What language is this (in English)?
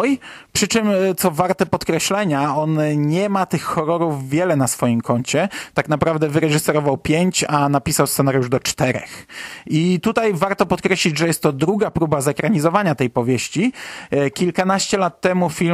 Polish